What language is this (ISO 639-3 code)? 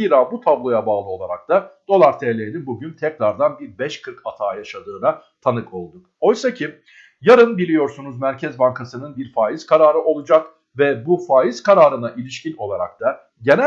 tur